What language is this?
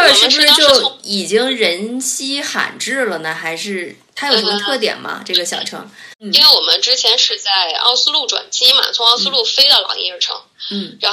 Chinese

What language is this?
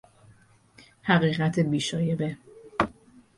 Persian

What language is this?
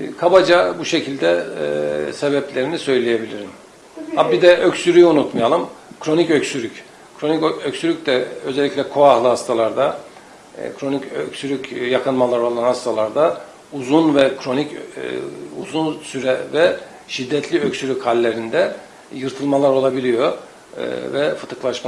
Turkish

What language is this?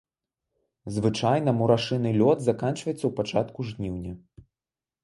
Belarusian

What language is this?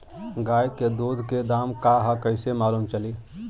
Bhojpuri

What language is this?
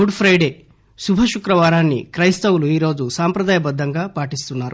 Telugu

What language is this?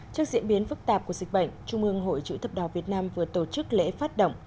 Vietnamese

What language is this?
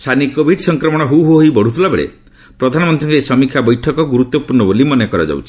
Odia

